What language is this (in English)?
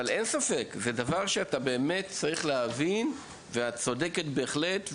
Hebrew